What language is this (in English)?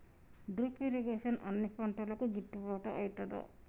Telugu